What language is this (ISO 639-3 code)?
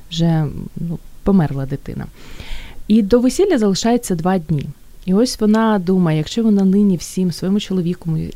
ukr